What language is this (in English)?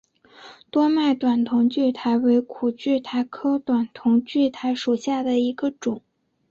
Chinese